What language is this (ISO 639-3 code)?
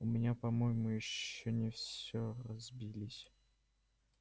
rus